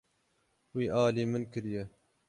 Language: Kurdish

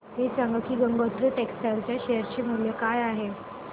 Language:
Marathi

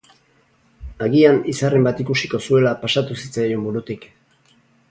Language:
Basque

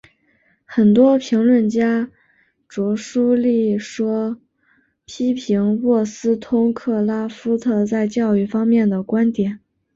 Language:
Chinese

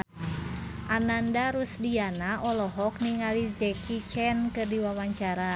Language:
Sundanese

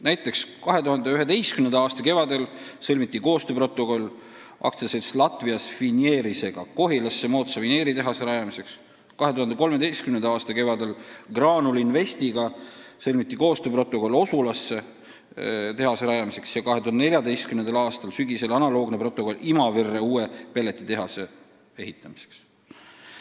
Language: Estonian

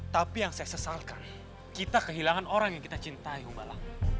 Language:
Indonesian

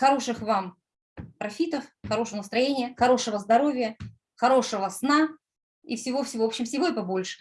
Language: Russian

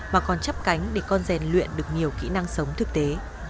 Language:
Vietnamese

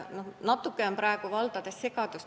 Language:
Estonian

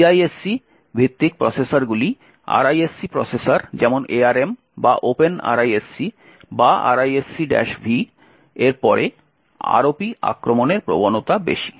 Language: Bangla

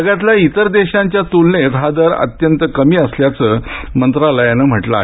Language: Marathi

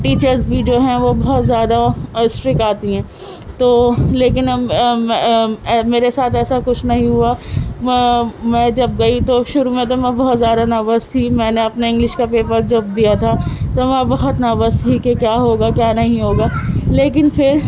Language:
Urdu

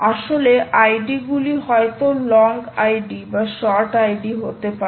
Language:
Bangla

